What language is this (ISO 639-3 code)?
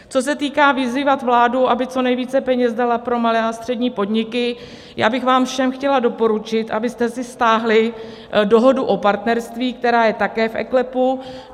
ces